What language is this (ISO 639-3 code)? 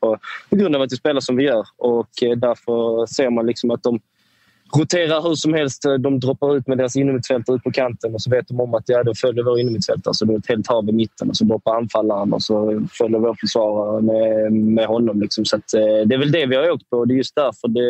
swe